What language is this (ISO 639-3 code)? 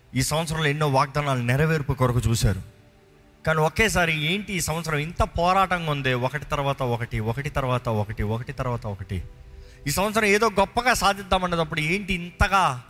tel